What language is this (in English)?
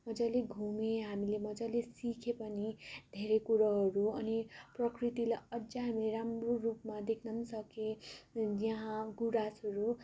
Nepali